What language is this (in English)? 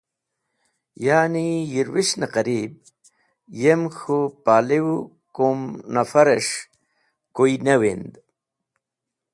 Wakhi